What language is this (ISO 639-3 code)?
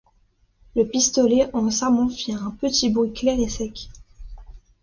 fra